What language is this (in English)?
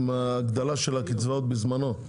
Hebrew